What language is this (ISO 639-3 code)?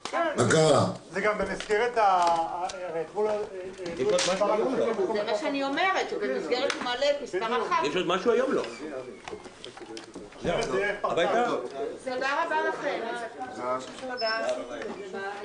heb